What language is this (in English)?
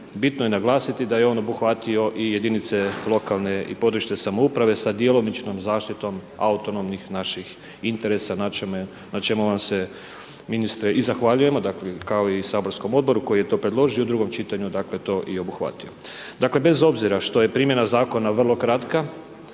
Croatian